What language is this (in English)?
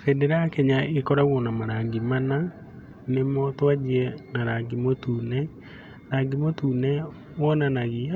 Kikuyu